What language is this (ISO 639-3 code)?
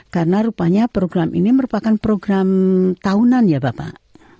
ind